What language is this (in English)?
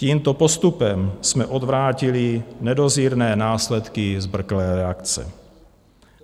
Czech